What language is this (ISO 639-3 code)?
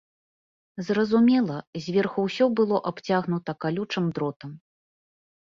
bel